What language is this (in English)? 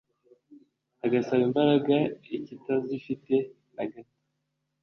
Kinyarwanda